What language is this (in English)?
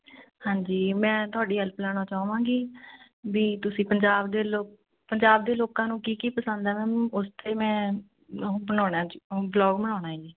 Punjabi